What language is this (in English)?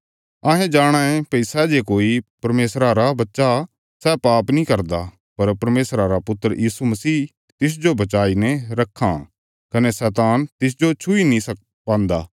Bilaspuri